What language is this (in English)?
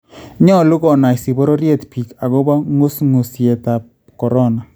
Kalenjin